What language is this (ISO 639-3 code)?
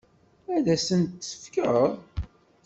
kab